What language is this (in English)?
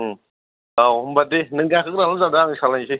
Bodo